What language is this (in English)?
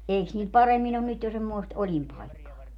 Finnish